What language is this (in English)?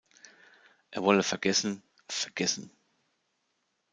German